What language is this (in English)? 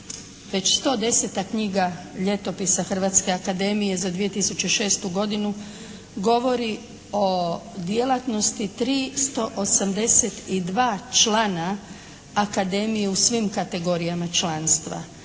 Croatian